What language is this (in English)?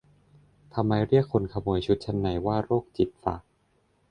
Thai